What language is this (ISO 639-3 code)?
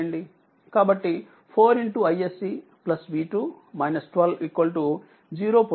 tel